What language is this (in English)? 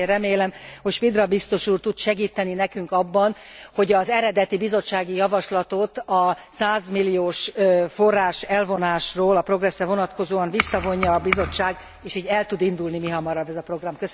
Hungarian